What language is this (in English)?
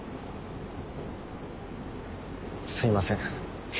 Japanese